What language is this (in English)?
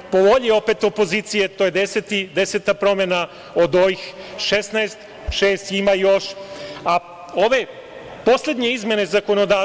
Serbian